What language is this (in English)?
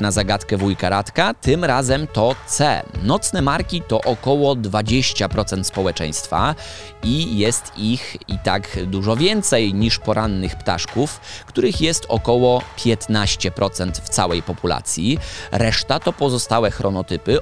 Polish